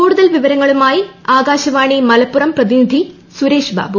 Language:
Malayalam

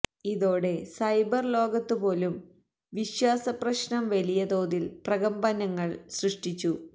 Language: Malayalam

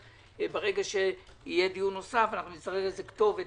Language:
Hebrew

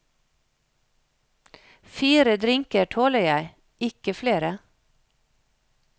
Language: Norwegian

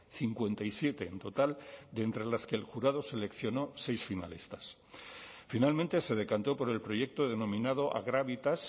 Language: Spanish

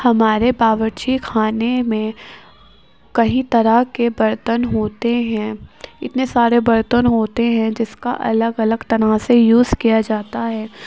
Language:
Urdu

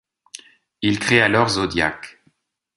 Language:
French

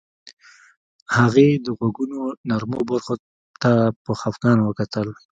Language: Pashto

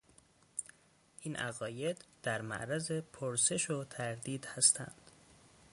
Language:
Persian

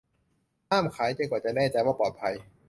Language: Thai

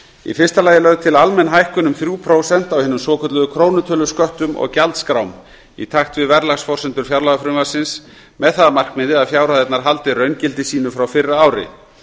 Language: Icelandic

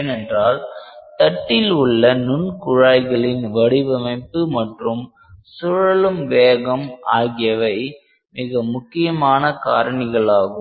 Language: Tamil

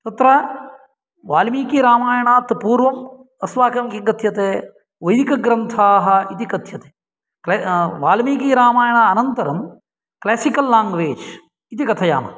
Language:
Sanskrit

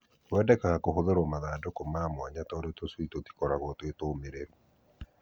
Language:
Kikuyu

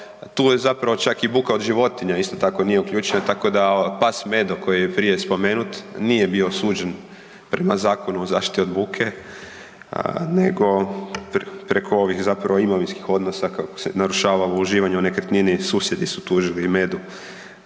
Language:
Croatian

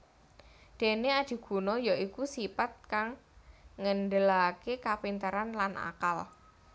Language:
Javanese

